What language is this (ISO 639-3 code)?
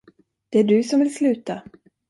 swe